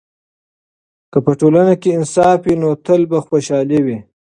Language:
Pashto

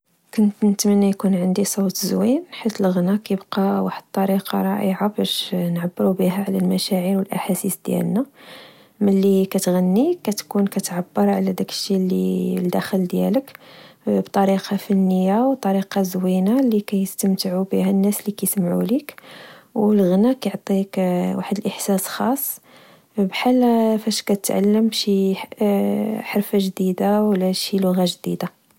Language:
Moroccan Arabic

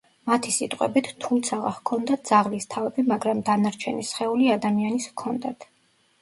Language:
Georgian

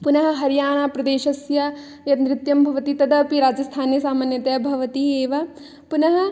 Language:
Sanskrit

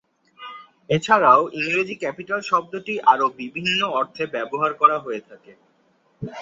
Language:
Bangla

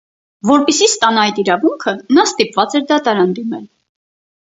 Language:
Armenian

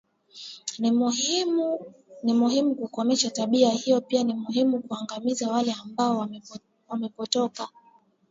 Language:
Swahili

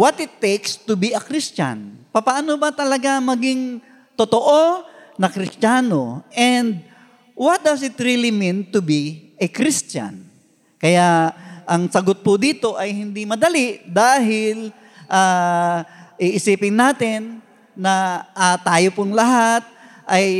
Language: Filipino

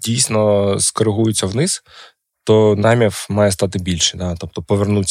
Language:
Ukrainian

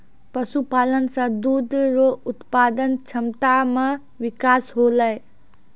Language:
Maithili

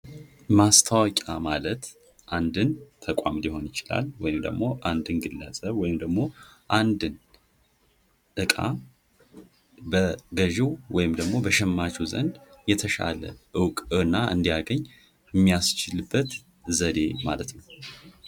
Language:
Amharic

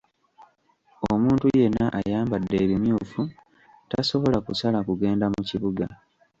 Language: Ganda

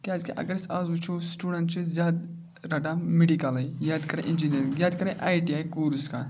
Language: Kashmiri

